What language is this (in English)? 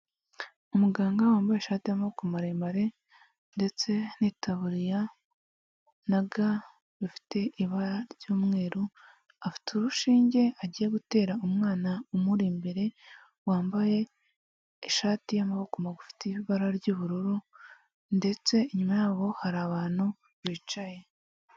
Kinyarwanda